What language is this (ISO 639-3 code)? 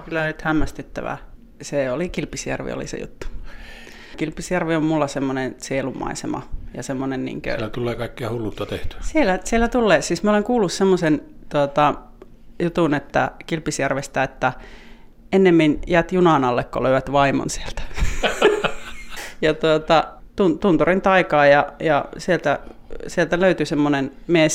fin